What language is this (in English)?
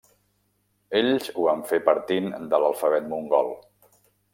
Catalan